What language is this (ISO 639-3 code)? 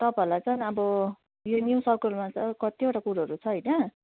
nep